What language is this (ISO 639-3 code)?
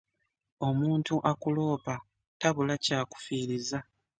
lug